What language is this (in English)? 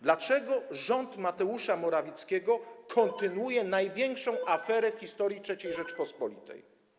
Polish